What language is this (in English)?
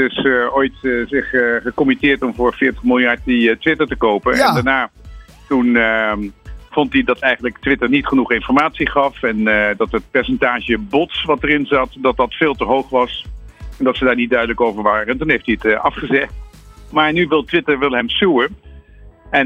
Dutch